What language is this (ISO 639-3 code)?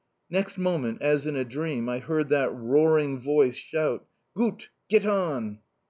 eng